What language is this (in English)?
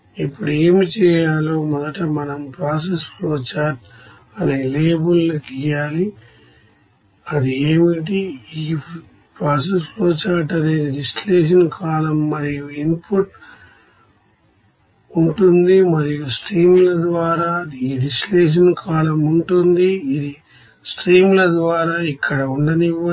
Telugu